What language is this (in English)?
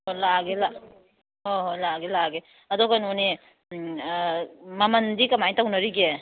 Manipuri